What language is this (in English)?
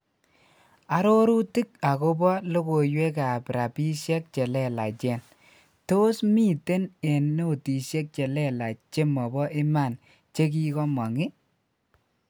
Kalenjin